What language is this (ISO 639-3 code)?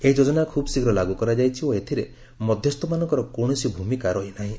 ori